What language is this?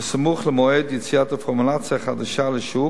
Hebrew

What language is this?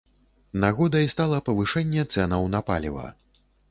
Belarusian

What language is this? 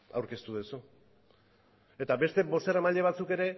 Basque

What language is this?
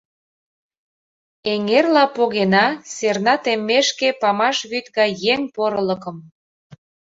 Mari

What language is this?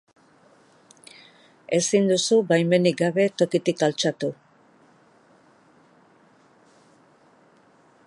Basque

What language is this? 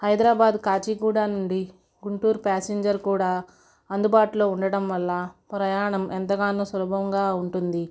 Telugu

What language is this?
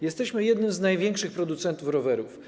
Polish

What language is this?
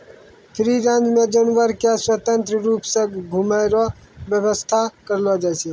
Maithili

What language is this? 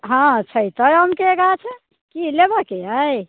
Maithili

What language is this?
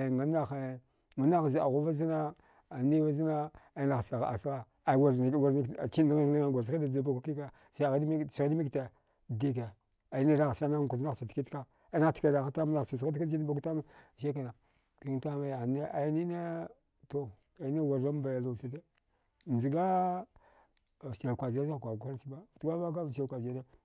Dghwede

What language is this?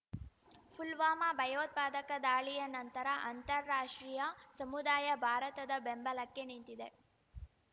Kannada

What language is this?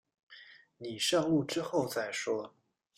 Chinese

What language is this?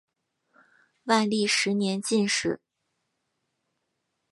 Chinese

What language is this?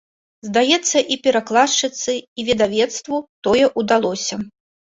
Belarusian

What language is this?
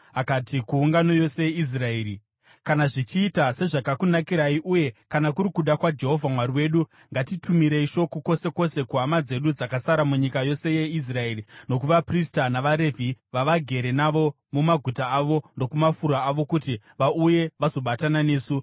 Shona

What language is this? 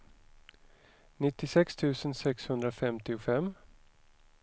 Swedish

